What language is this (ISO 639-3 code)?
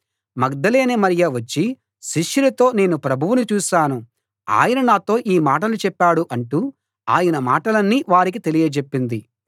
tel